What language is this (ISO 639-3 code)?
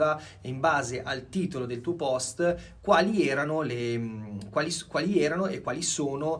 ita